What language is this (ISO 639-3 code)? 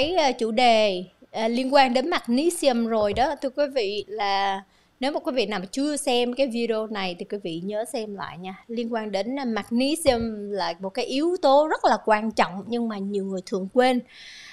vie